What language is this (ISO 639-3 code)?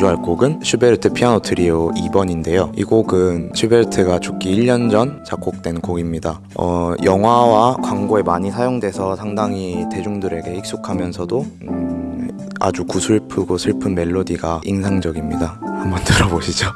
kor